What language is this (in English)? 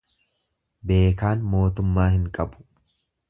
Oromo